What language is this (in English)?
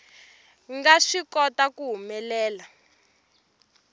Tsonga